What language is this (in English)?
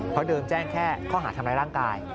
Thai